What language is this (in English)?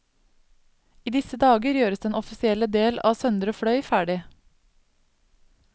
Norwegian